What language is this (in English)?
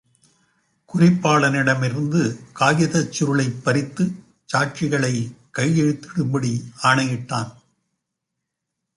Tamil